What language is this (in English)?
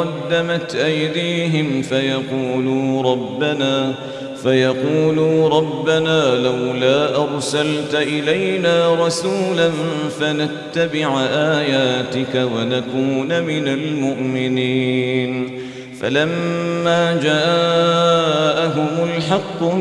Arabic